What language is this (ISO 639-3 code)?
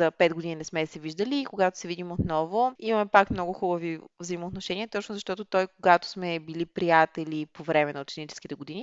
bul